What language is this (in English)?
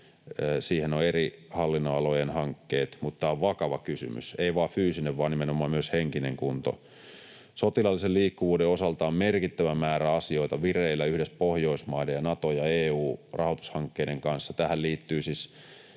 Finnish